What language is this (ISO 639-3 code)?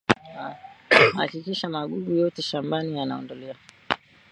swa